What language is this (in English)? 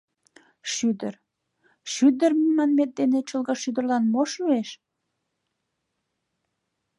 Mari